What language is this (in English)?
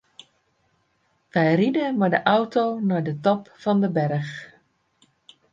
Western Frisian